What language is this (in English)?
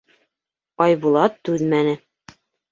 Bashkir